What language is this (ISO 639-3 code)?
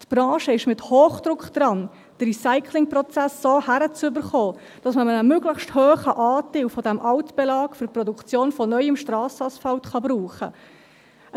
gsw